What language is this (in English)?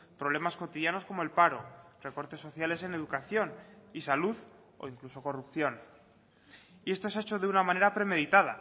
Spanish